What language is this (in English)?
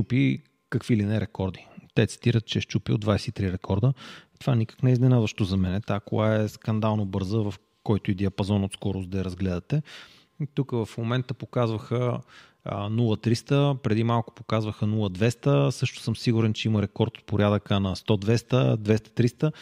Bulgarian